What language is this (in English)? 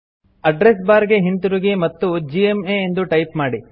Kannada